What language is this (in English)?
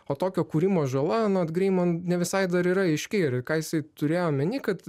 Lithuanian